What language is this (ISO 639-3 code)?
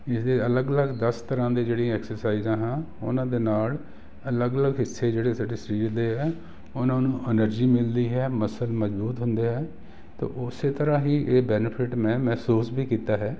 pan